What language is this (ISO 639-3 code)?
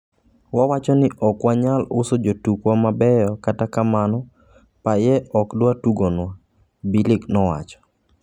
luo